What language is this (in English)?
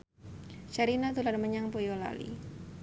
Javanese